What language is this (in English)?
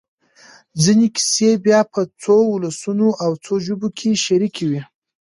Pashto